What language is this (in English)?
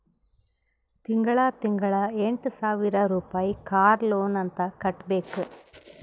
Kannada